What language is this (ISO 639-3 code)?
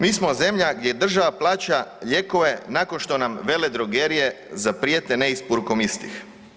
hrv